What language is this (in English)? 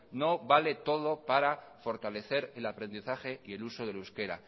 Spanish